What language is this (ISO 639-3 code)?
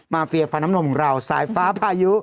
tha